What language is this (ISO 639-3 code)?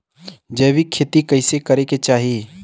bho